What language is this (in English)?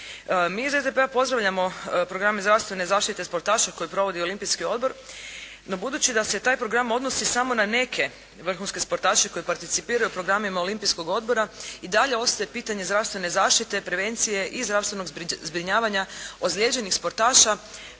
Croatian